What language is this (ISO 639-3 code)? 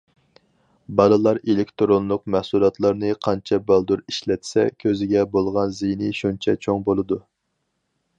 uig